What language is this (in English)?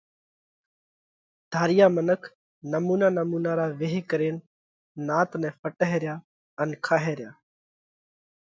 Parkari Koli